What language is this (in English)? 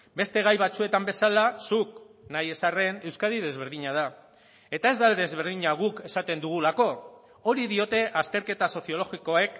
Basque